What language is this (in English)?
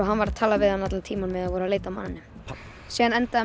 Icelandic